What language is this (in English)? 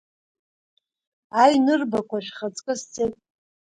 Abkhazian